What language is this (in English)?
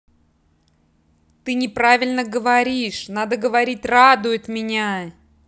Russian